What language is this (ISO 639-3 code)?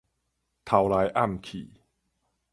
nan